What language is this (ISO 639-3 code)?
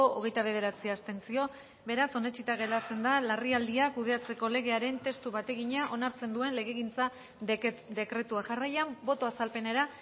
eus